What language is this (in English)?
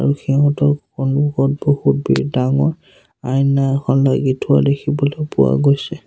Assamese